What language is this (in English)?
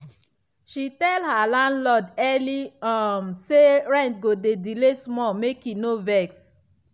Nigerian Pidgin